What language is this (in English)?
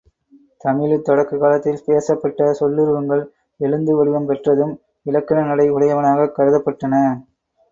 Tamil